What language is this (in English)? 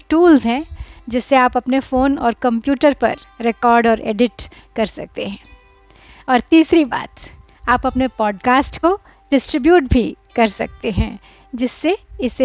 Hindi